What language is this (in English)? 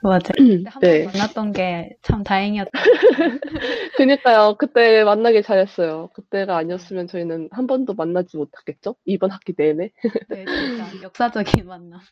Korean